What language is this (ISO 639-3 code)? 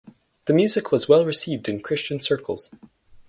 eng